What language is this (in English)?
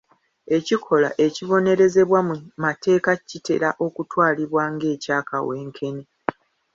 Ganda